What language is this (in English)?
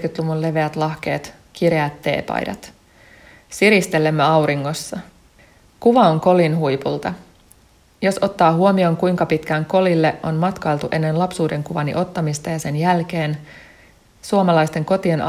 Finnish